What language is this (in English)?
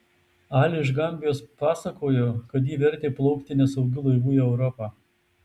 Lithuanian